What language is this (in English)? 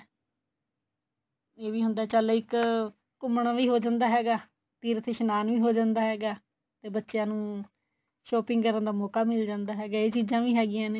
Punjabi